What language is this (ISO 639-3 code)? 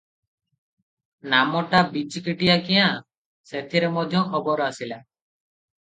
ori